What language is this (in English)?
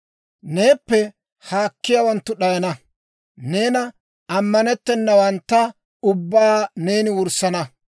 Dawro